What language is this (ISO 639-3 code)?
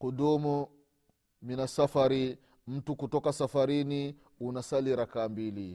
swa